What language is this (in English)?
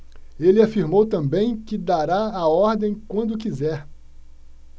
Portuguese